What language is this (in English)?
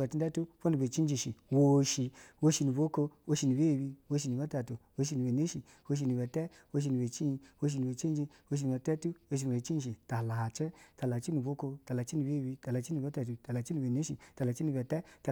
Basa (Nigeria)